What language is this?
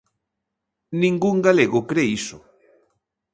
Galician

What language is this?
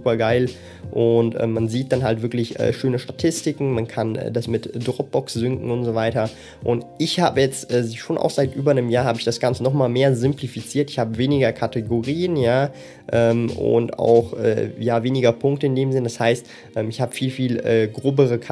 German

